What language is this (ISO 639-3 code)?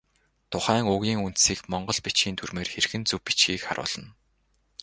mon